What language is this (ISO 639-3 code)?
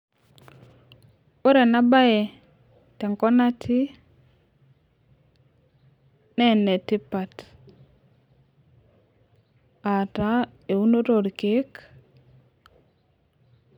mas